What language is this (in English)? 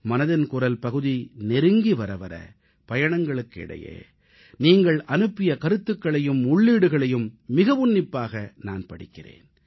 Tamil